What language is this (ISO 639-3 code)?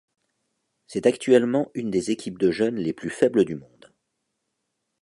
fra